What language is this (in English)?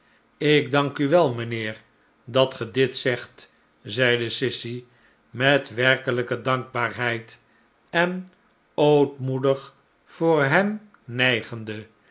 Dutch